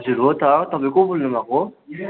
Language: Nepali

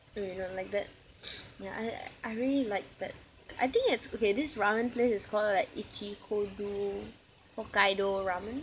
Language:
English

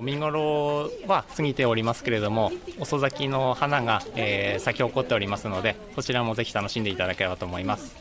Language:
Japanese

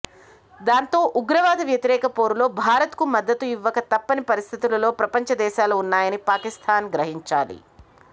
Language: Telugu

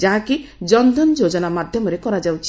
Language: Odia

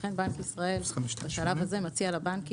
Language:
Hebrew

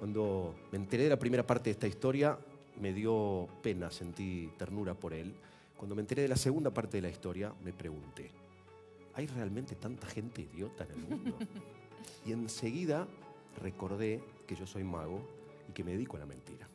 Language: Spanish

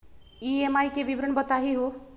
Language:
Magahi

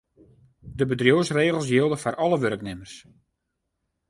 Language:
Western Frisian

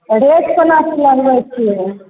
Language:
Maithili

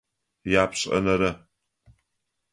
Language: Adyghe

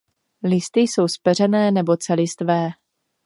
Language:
Czech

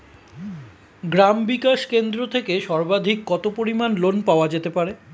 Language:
Bangla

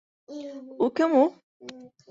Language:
Bashkir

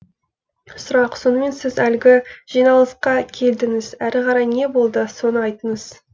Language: Kazakh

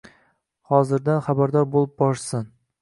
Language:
Uzbek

